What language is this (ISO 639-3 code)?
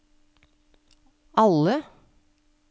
nor